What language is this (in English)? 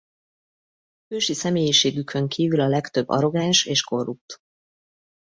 Hungarian